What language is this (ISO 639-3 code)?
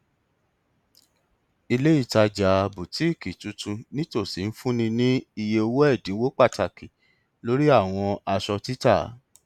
yor